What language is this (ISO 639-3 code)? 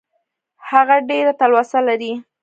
pus